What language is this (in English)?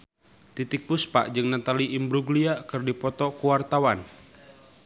Sundanese